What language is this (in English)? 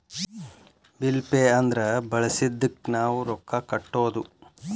Kannada